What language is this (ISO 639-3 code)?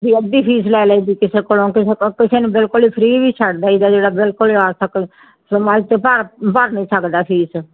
pan